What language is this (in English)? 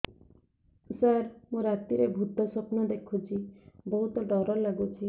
Odia